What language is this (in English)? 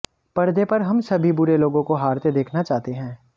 Hindi